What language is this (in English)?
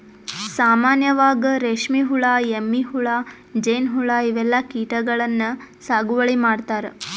Kannada